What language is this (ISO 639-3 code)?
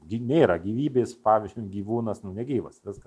lit